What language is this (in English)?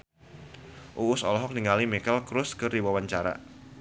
Sundanese